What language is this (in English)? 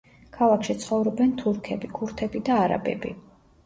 Georgian